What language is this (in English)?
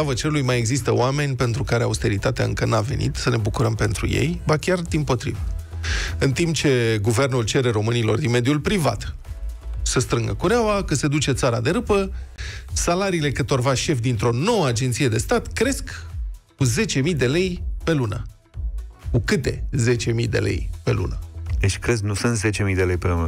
Romanian